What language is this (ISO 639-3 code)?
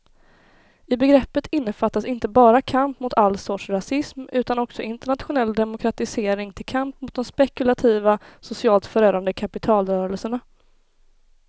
swe